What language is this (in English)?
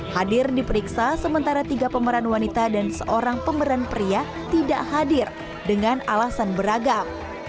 Indonesian